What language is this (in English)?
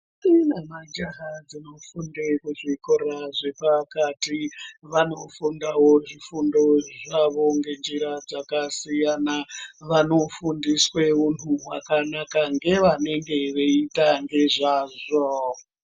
Ndau